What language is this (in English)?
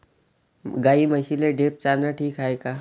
Marathi